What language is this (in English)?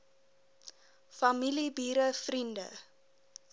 Afrikaans